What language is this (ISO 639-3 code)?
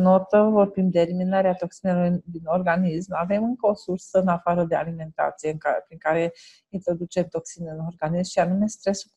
ron